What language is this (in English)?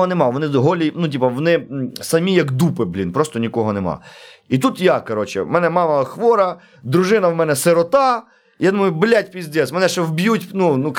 Ukrainian